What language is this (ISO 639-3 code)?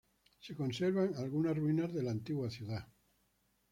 spa